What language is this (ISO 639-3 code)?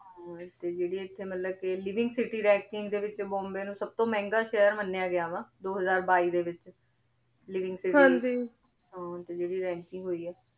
pan